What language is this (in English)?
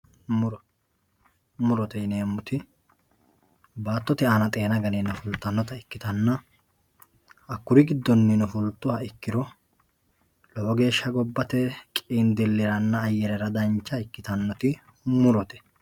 Sidamo